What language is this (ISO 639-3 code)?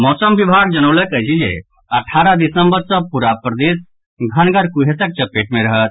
mai